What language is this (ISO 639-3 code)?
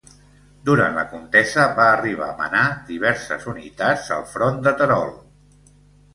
cat